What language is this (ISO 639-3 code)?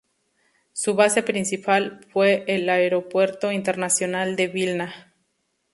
spa